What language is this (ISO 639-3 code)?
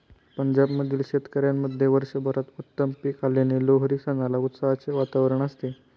mar